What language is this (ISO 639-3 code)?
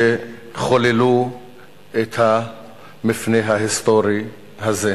heb